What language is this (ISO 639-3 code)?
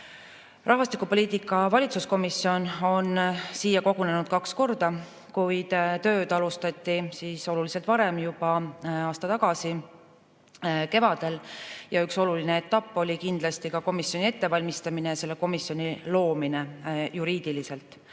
est